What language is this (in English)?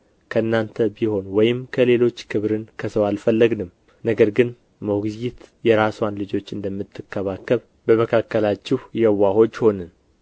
Amharic